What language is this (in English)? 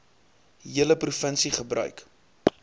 Afrikaans